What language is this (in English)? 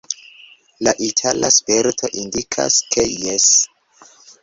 Esperanto